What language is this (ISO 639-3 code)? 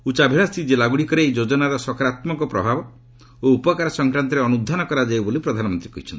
ori